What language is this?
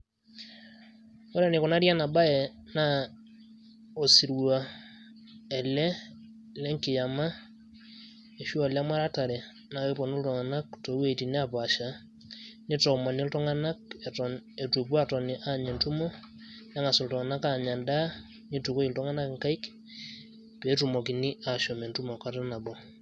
Masai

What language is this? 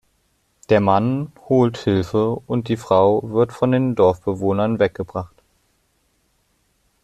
German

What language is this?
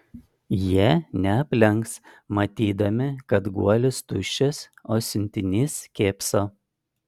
Lithuanian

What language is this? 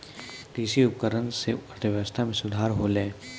Maithili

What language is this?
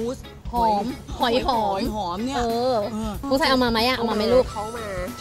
Thai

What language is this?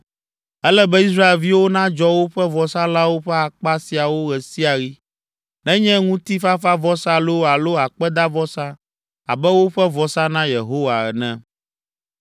Ewe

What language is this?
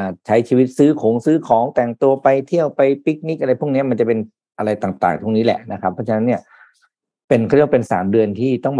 Thai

